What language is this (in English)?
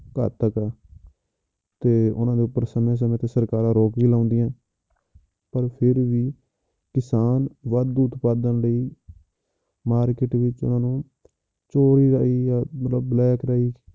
Punjabi